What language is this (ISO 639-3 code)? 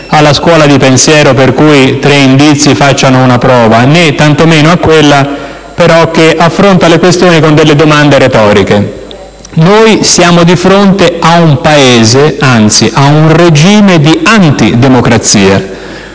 ita